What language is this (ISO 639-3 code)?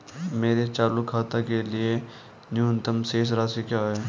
hin